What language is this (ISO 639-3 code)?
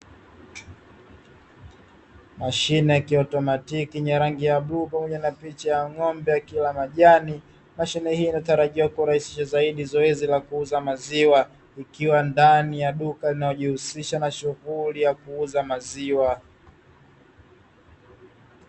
swa